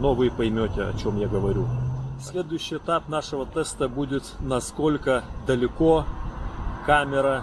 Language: Russian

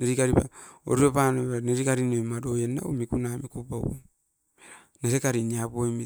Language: Askopan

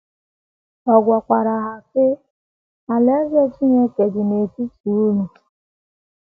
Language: Igbo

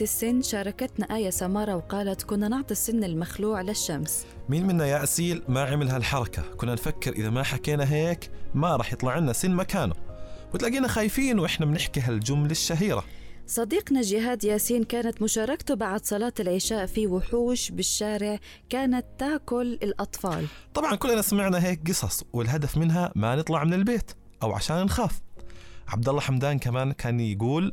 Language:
Arabic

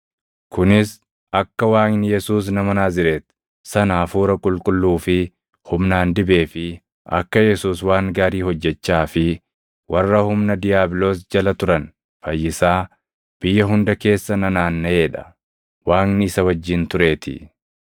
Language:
Oromo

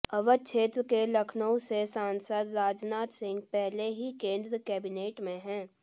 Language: Hindi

